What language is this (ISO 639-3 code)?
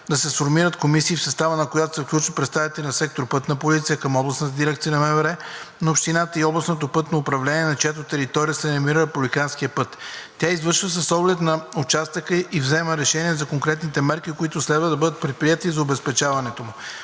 bul